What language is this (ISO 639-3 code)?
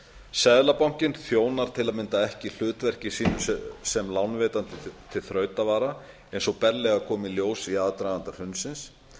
isl